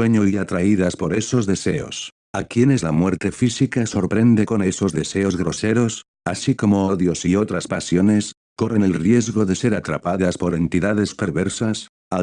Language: Spanish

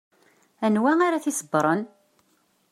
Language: Kabyle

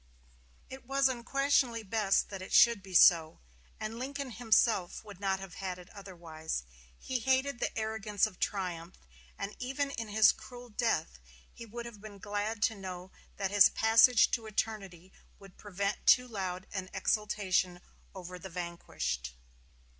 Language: English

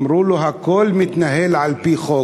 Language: Hebrew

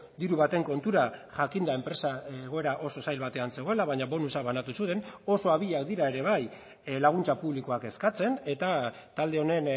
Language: Basque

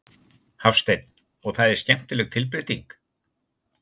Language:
Icelandic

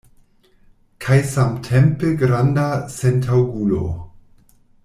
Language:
Esperanto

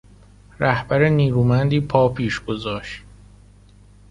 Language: Persian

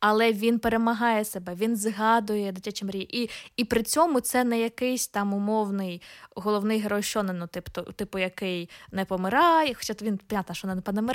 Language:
Ukrainian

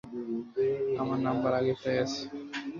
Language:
Bangla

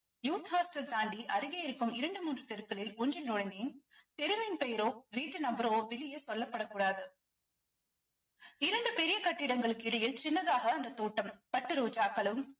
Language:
Tamil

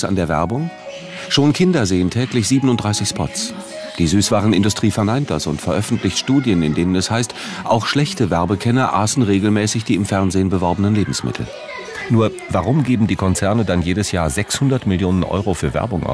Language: German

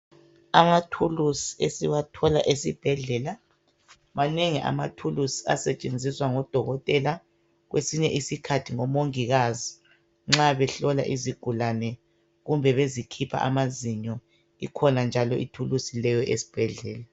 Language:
North Ndebele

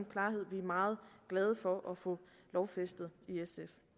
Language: Danish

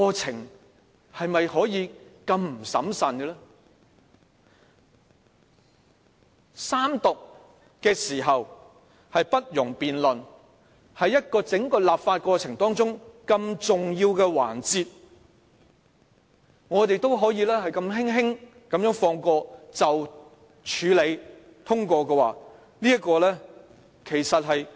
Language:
Cantonese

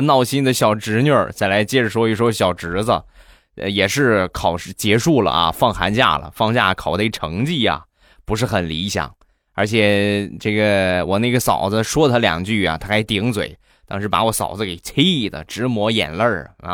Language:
Chinese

